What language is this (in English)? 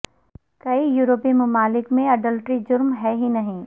Urdu